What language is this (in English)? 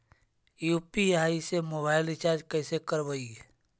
Magahi